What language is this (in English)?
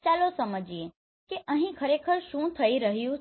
Gujarati